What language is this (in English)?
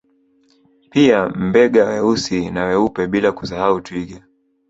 Swahili